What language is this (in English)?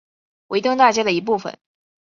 Chinese